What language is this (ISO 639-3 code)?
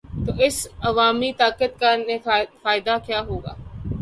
urd